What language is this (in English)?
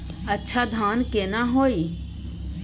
Maithili